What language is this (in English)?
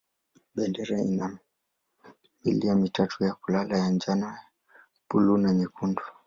Swahili